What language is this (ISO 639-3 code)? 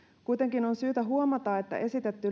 fin